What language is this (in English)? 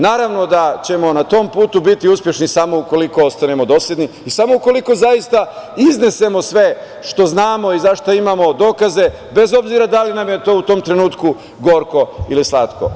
Serbian